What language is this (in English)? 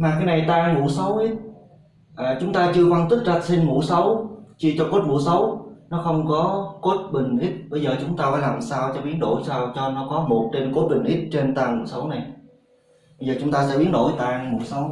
Vietnamese